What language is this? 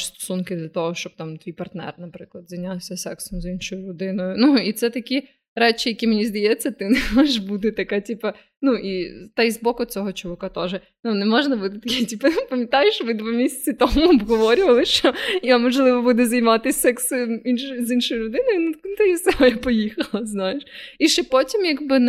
Ukrainian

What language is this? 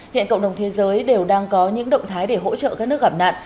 Vietnamese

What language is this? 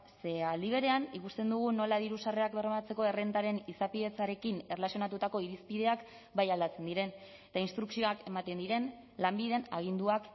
Basque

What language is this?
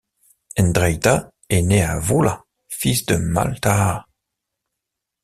French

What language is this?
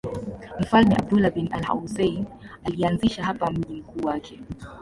Swahili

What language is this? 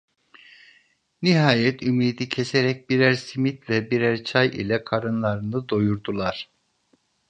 Turkish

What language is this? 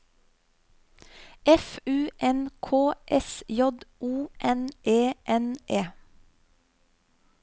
Norwegian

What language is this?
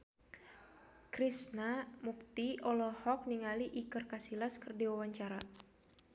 Sundanese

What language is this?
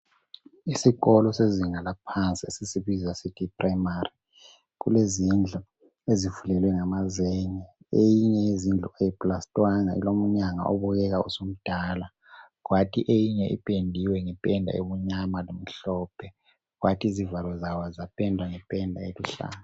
North Ndebele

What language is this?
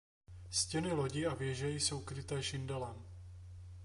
Czech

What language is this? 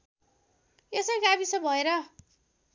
Nepali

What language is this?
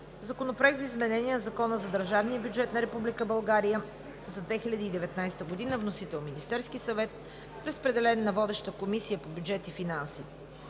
Bulgarian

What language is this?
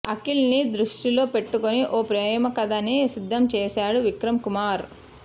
Telugu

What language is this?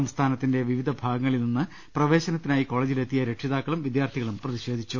Malayalam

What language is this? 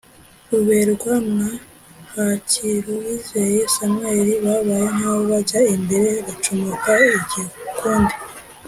Kinyarwanda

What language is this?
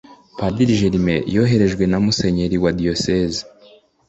Kinyarwanda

